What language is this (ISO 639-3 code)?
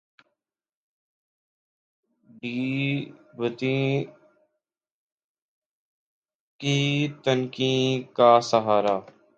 urd